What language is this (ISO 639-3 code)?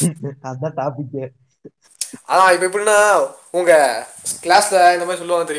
tam